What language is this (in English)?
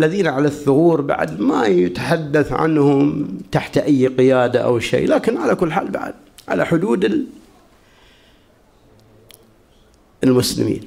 Arabic